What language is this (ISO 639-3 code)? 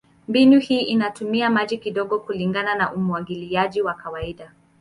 swa